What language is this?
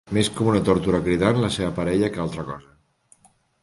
Catalan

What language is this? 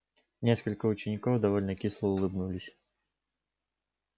Russian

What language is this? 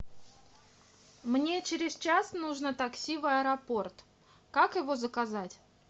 Russian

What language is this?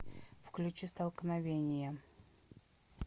Russian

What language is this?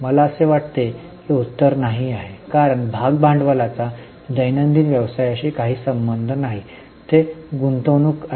Marathi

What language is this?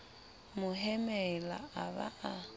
Southern Sotho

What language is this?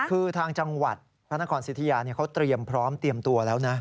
Thai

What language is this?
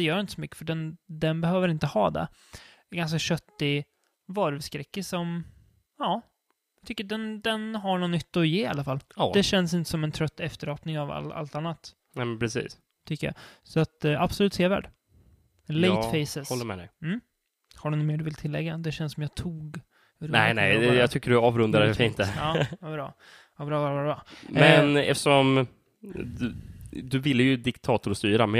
Swedish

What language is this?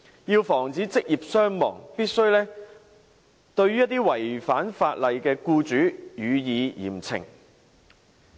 Cantonese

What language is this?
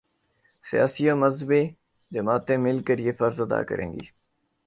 Urdu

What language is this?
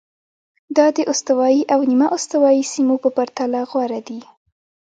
Pashto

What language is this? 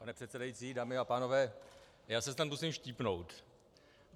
Czech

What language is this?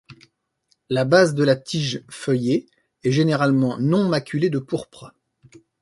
French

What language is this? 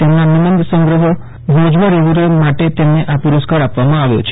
Gujarati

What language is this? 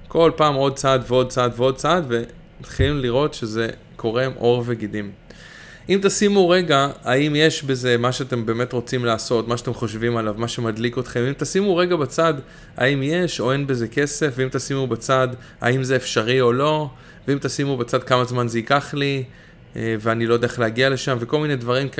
Hebrew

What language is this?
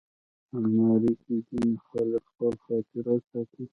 Pashto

